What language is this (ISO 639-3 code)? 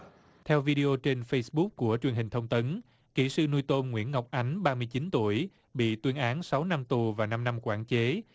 vie